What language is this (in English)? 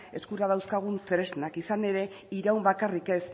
Basque